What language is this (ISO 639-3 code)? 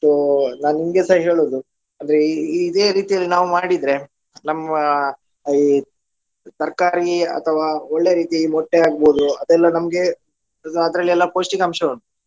kan